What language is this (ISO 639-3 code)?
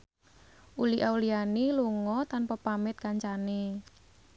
jav